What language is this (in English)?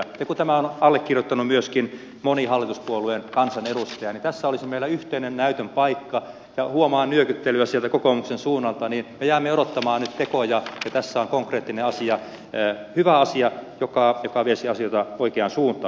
Finnish